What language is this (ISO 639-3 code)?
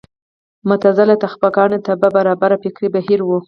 pus